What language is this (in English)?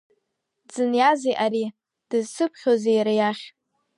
Abkhazian